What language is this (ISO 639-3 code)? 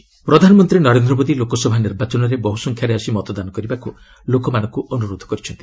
ori